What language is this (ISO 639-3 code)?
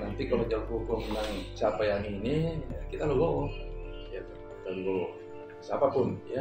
ind